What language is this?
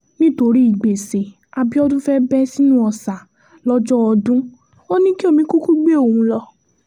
Yoruba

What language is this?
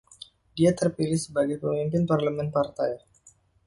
Indonesian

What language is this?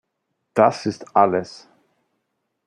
German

